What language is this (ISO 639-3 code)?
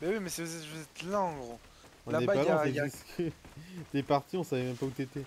fra